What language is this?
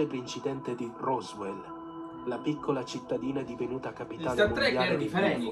Italian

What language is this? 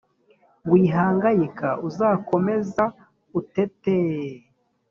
Kinyarwanda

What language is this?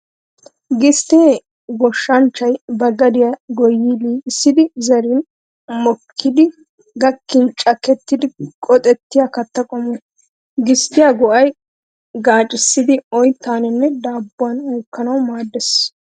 Wolaytta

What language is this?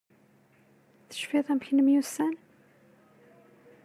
Kabyle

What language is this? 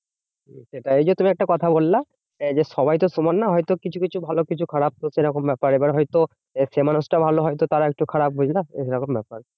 Bangla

